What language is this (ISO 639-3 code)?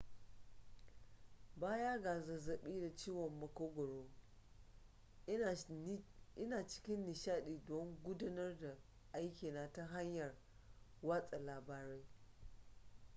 hau